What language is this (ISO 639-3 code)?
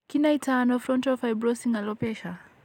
kln